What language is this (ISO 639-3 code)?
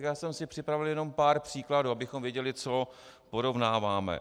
ces